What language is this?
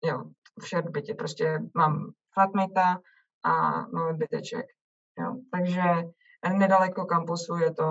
Czech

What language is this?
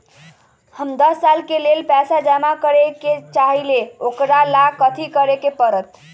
Magahi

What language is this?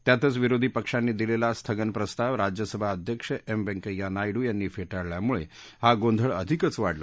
Marathi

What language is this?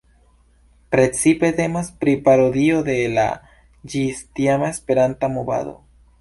Esperanto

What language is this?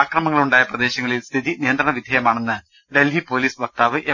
Malayalam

